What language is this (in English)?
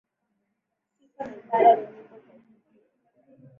Swahili